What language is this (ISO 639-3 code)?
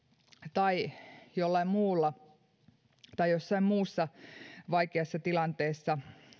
fin